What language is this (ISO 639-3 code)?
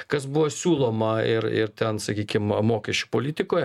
lit